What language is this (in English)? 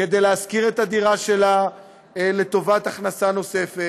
Hebrew